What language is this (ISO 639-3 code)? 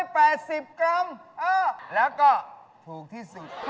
tha